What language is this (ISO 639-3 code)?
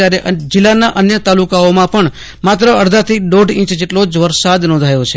guj